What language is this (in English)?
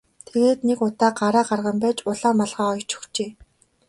Mongolian